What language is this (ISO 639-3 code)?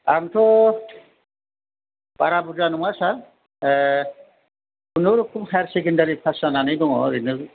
brx